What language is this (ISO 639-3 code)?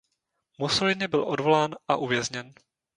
ces